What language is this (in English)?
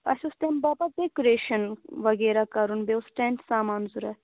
Kashmiri